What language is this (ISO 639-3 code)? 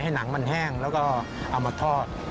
tha